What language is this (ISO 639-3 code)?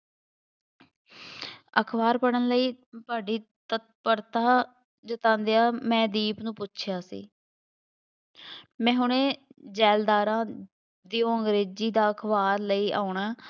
pan